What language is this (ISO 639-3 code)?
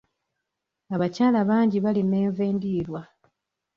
lug